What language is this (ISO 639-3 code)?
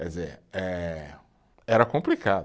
por